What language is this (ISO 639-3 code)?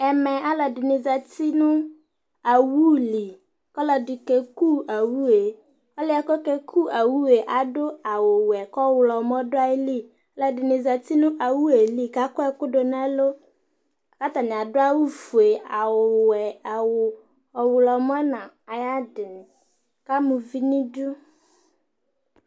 kpo